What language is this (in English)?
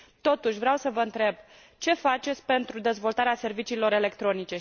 Romanian